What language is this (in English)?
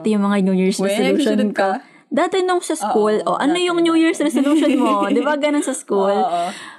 Filipino